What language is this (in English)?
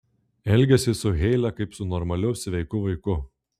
Lithuanian